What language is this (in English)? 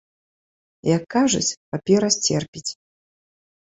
Belarusian